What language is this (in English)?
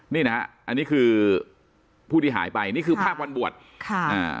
Thai